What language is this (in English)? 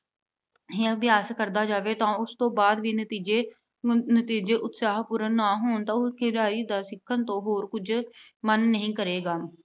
Punjabi